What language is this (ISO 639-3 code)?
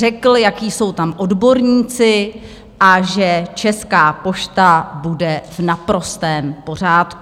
ces